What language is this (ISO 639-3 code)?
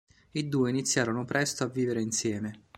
ita